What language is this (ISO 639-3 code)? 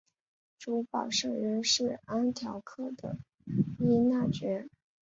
zho